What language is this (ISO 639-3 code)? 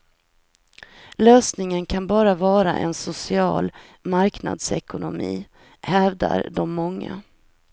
swe